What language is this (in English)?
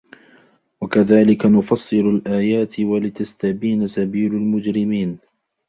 Arabic